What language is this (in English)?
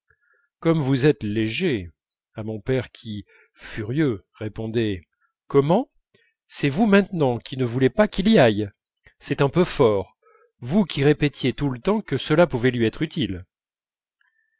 French